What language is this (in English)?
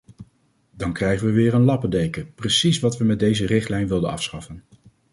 Dutch